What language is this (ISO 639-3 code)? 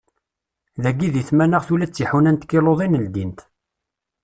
kab